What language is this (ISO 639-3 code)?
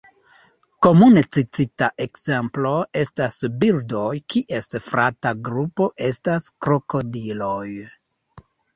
epo